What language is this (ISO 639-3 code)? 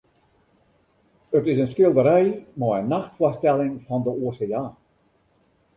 fry